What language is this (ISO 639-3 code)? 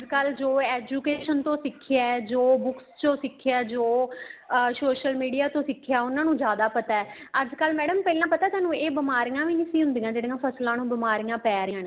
pan